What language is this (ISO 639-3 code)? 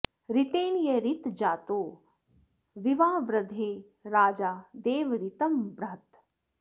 san